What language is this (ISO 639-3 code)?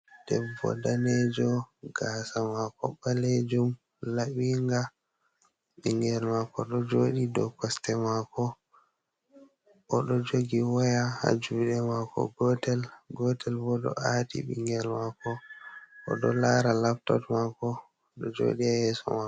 ful